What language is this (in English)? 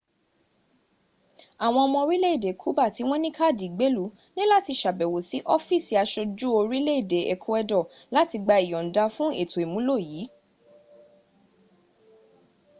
Yoruba